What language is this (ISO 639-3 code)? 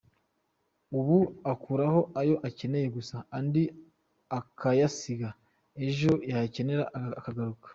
kin